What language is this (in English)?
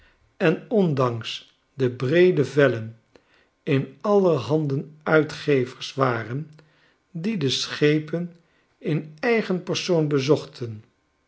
Dutch